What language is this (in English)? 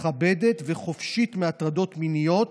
Hebrew